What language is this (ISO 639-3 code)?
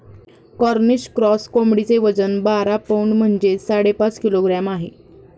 mar